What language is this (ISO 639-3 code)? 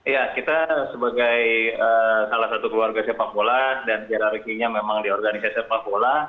ind